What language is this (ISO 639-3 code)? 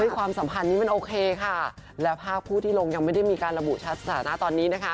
tha